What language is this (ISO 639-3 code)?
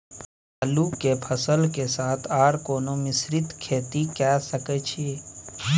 mai